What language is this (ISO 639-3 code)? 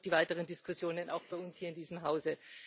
deu